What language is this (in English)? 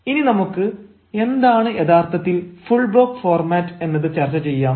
Malayalam